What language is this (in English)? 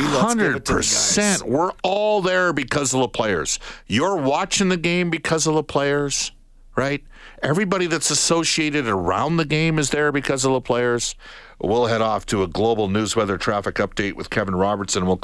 English